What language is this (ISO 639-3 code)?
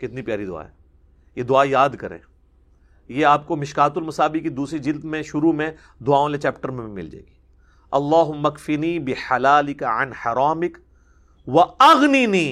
urd